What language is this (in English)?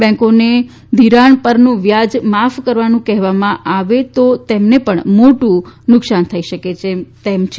Gujarati